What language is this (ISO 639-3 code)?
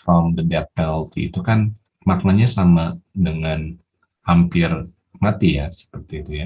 ind